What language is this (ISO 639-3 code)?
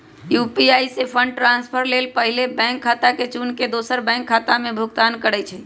mag